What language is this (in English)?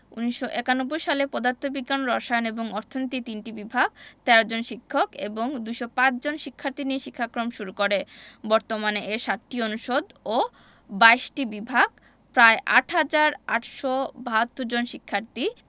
Bangla